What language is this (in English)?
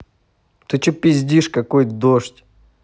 Russian